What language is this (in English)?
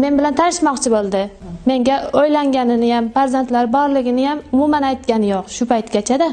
Uzbek